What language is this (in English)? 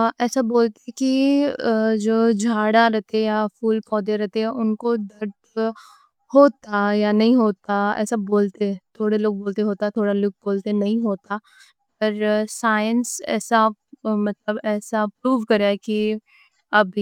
Deccan